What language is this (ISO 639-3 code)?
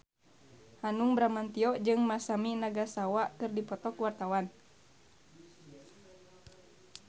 sun